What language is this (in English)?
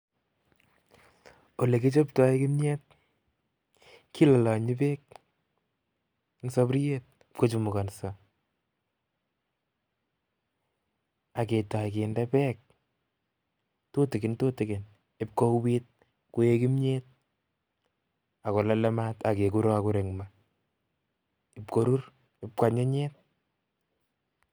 Kalenjin